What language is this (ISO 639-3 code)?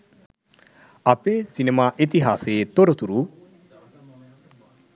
sin